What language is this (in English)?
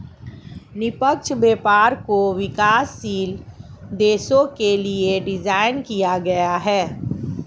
Hindi